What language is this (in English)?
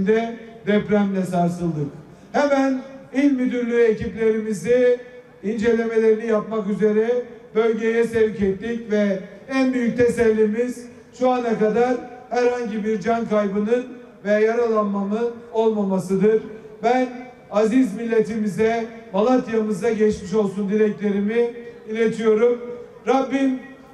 Turkish